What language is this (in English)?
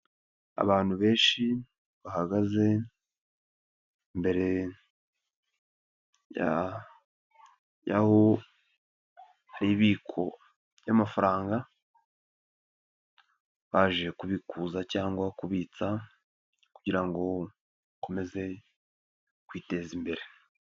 Kinyarwanda